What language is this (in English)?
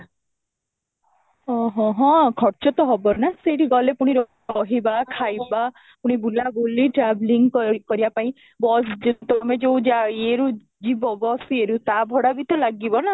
Odia